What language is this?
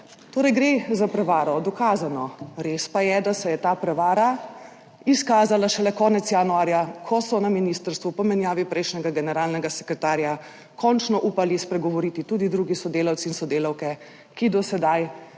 Slovenian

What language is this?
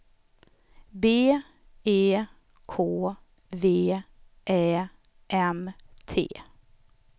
Swedish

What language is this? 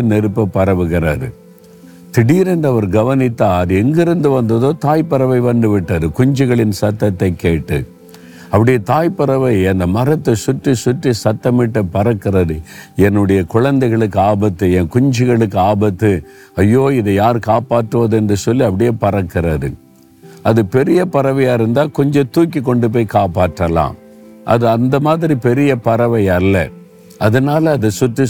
Tamil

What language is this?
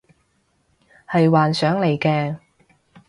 Cantonese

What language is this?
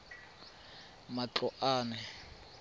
Tswana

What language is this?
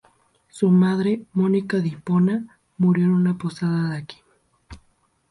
Spanish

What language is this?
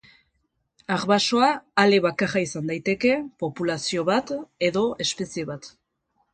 Basque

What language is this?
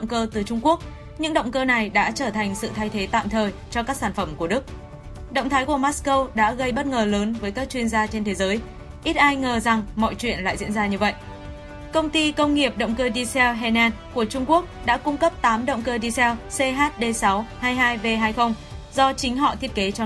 Vietnamese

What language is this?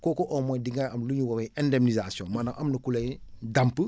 Wolof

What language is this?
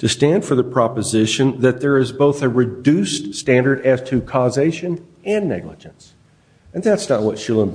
English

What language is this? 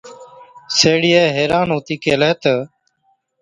Od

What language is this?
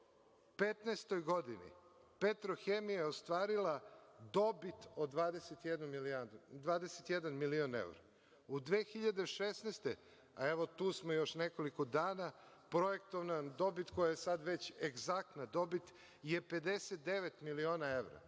Serbian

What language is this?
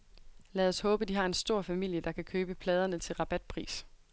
Danish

